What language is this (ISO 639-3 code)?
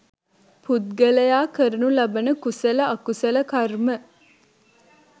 sin